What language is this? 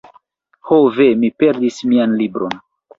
Esperanto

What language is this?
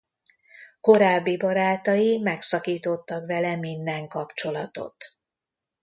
Hungarian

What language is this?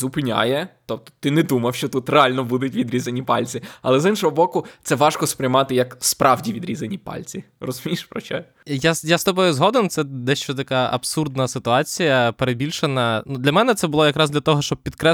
Ukrainian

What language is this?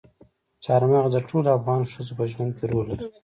Pashto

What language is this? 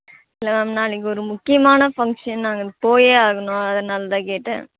Tamil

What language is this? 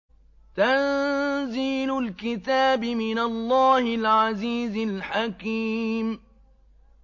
Arabic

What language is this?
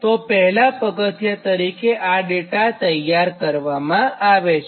Gujarati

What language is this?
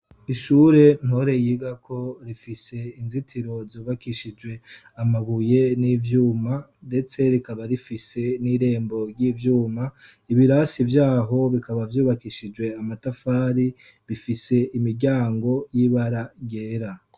Rundi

